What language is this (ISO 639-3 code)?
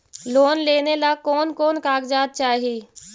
mag